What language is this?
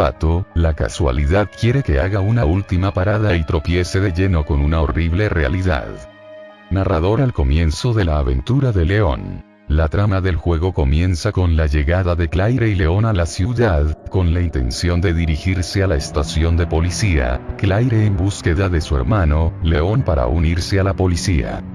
Spanish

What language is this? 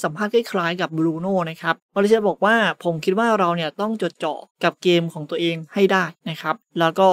Thai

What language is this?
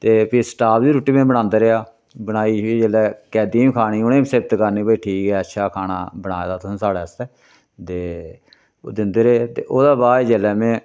Dogri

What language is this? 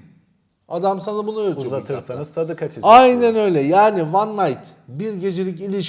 Turkish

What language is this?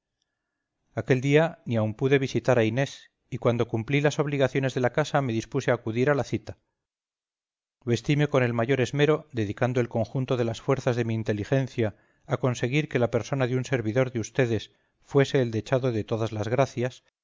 Spanish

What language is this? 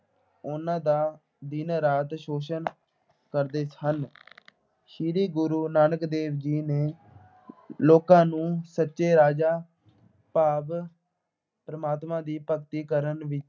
Punjabi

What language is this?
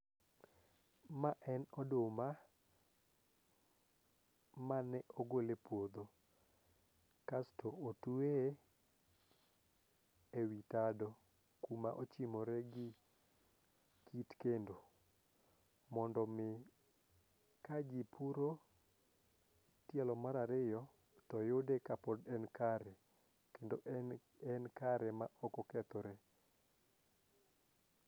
Luo (Kenya and Tanzania)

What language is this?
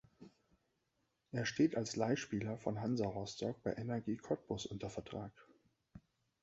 German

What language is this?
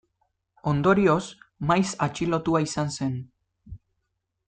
Basque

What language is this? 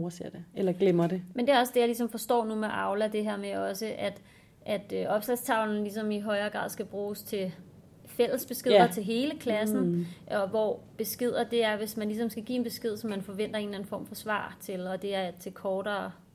Danish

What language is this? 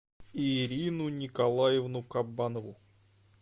Russian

